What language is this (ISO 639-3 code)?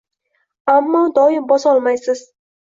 uzb